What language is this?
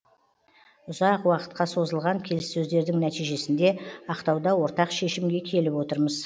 Kazakh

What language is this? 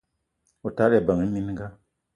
Eton (Cameroon)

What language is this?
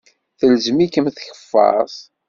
Kabyle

